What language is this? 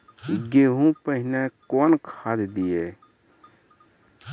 Maithili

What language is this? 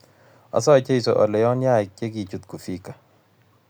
Kalenjin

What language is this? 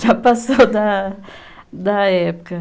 Portuguese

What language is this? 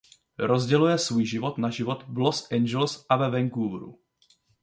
Czech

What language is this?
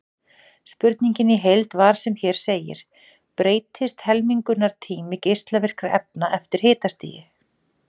Icelandic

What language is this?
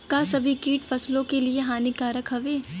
Bhojpuri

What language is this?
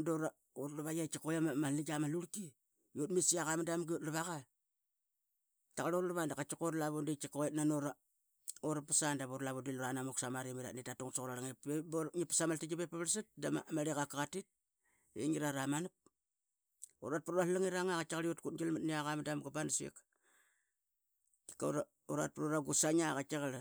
Qaqet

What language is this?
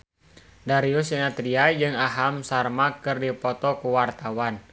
Sundanese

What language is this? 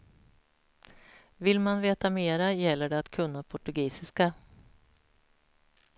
Swedish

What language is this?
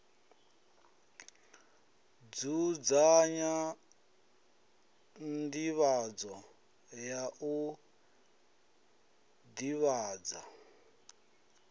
Venda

